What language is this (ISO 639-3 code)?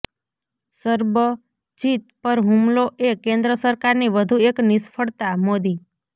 guj